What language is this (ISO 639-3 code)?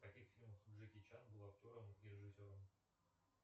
rus